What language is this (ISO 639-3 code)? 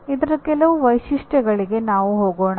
kan